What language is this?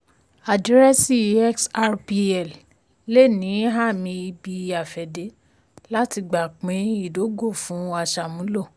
Yoruba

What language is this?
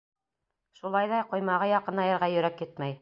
Bashkir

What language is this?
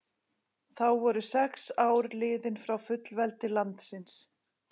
Icelandic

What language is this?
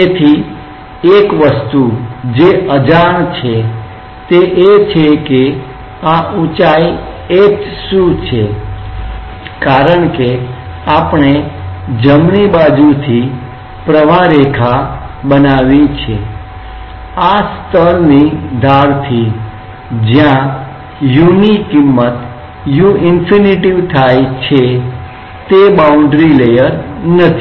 Gujarati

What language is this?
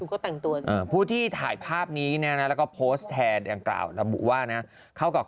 Thai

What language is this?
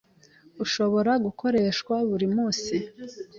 Kinyarwanda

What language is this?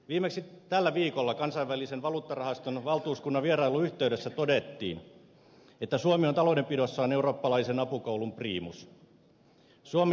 Finnish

